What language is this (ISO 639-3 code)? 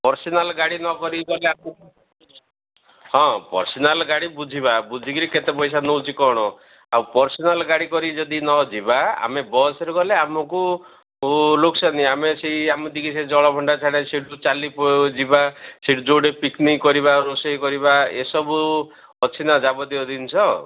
ori